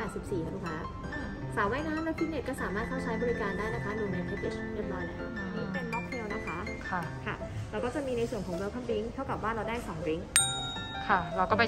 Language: Thai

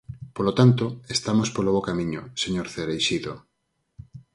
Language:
Galician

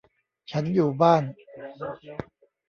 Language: Thai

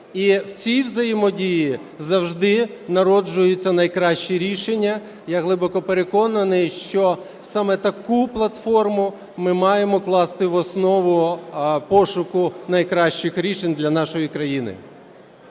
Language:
Ukrainian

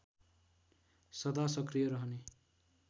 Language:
Nepali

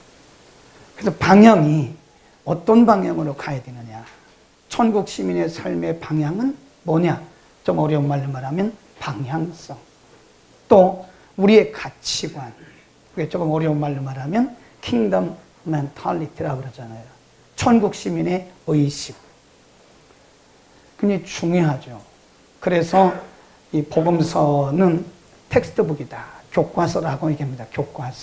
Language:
Korean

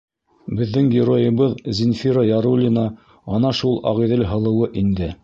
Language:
Bashkir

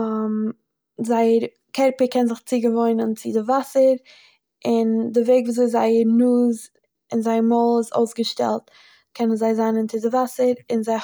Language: Yiddish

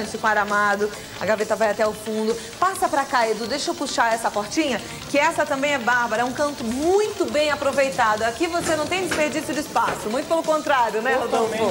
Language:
Portuguese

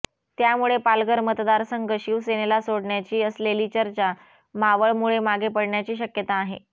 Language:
Marathi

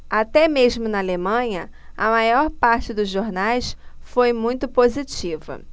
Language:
Portuguese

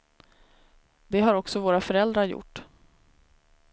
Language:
Swedish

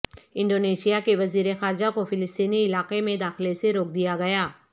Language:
Urdu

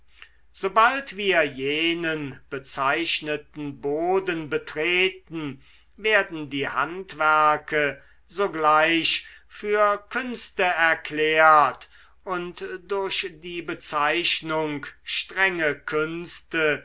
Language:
German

